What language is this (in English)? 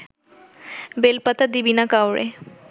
Bangla